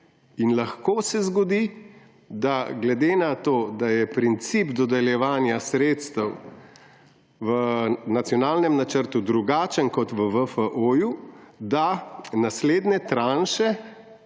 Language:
Slovenian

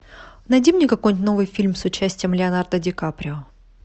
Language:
Russian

